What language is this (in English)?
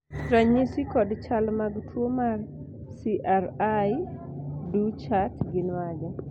Luo (Kenya and Tanzania)